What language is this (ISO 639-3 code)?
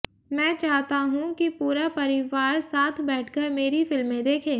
hin